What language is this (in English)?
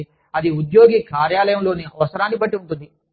Telugu